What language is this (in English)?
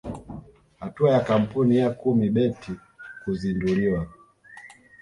Swahili